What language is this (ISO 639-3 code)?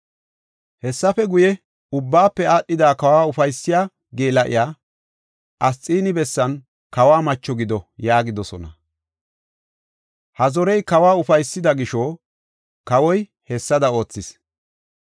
gof